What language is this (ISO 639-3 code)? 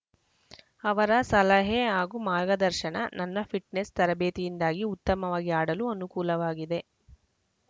kan